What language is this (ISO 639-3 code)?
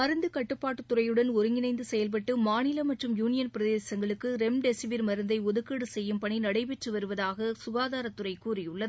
tam